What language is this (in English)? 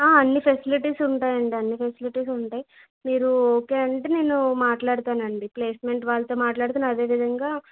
Telugu